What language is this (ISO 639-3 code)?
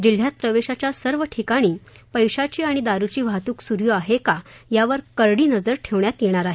mar